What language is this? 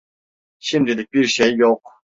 Turkish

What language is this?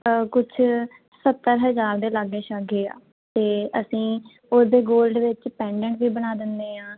Punjabi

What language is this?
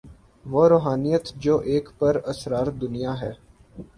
Urdu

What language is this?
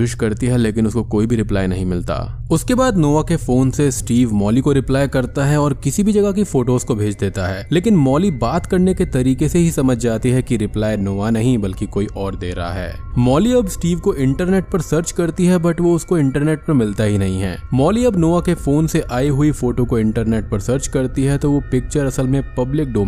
Hindi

